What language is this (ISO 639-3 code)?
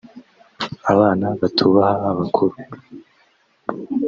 kin